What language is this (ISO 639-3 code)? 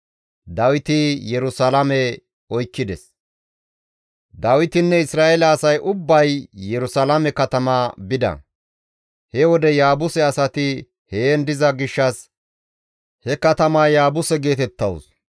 gmv